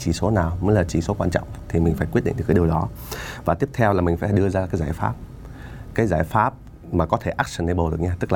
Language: Vietnamese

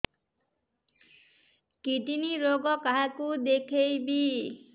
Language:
Odia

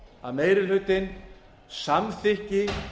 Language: Icelandic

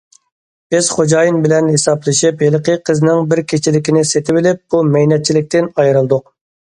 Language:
Uyghur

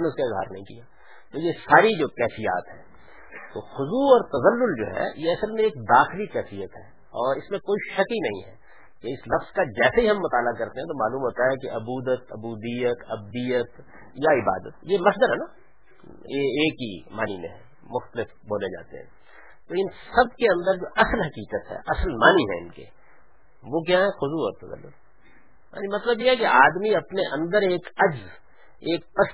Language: Urdu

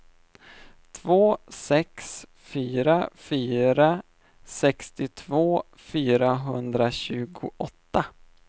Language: Swedish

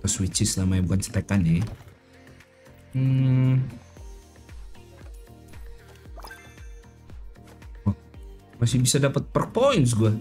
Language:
Indonesian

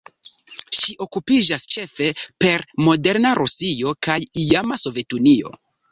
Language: Esperanto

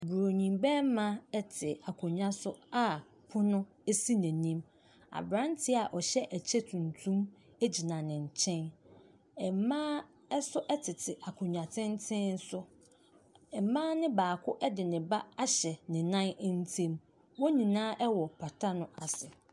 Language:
Akan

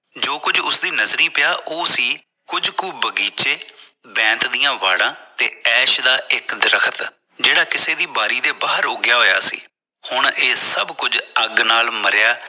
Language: Punjabi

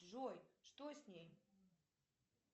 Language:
Russian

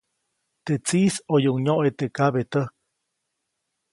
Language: Copainalá Zoque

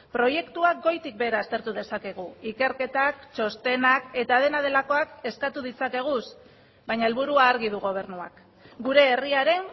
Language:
Basque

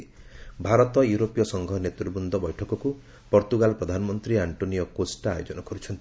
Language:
Odia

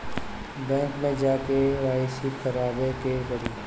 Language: Bhojpuri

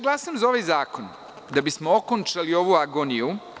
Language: Serbian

